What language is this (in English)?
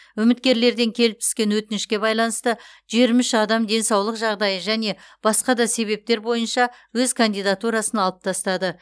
Kazakh